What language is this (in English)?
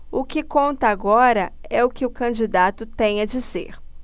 Portuguese